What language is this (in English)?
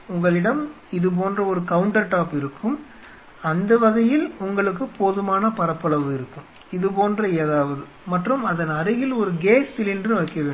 Tamil